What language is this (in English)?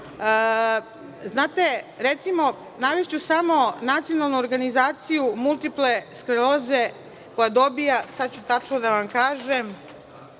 Serbian